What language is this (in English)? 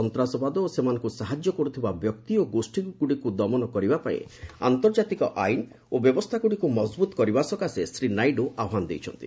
Odia